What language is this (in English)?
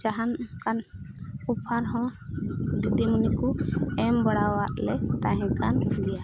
Santali